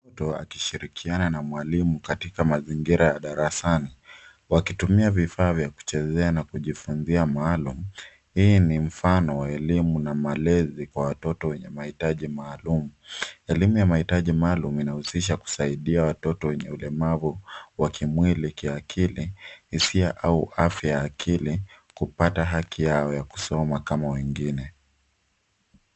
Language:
Swahili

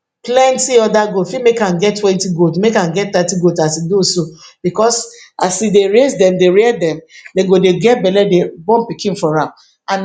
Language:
Nigerian Pidgin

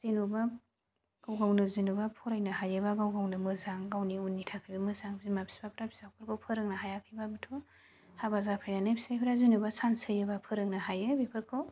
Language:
Bodo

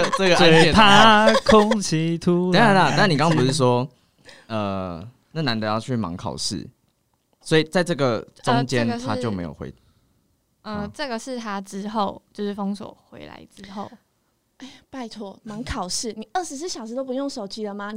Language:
Chinese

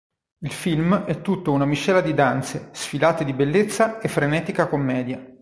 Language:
Italian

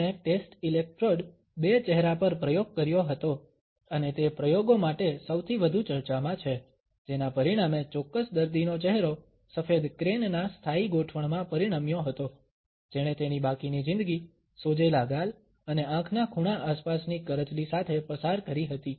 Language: Gujarati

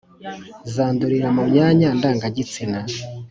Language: Kinyarwanda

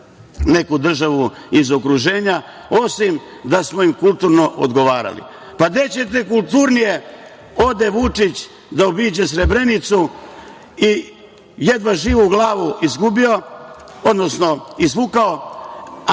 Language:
Serbian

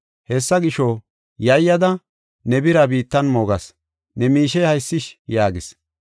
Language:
Gofa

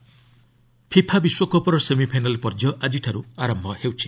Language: Odia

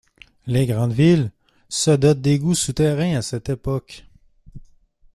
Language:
French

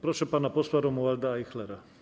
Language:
Polish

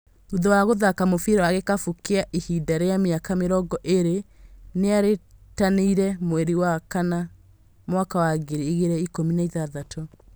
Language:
Kikuyu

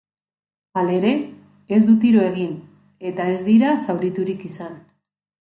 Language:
Basque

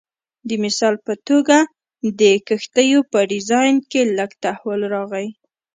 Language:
Pashto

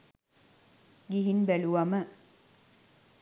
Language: Sinhala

